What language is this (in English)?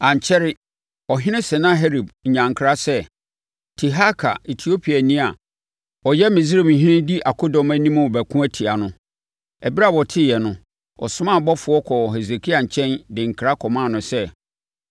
Akan